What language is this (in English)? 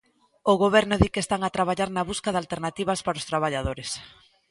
Galician